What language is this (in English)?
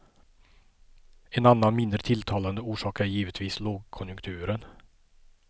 Swedish